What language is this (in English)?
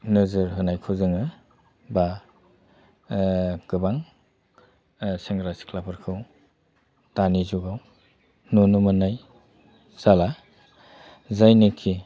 Bodo